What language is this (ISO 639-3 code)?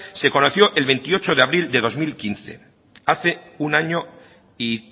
spa